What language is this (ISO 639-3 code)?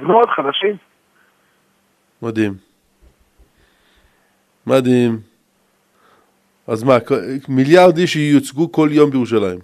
heb